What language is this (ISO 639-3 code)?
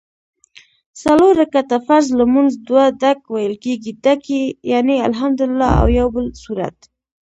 pus